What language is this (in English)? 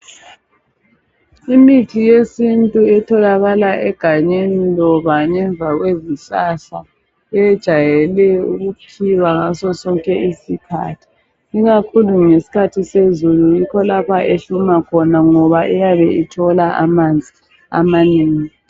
North Ndebele